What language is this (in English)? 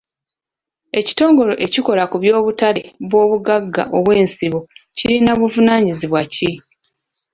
Ganda